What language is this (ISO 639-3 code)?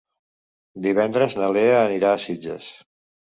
cat